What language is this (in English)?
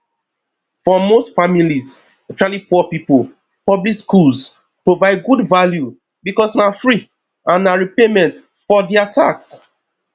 Nigerian Pidgin